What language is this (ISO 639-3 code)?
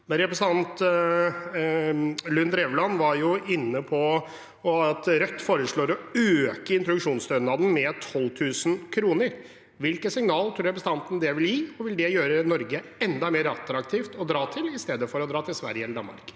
nor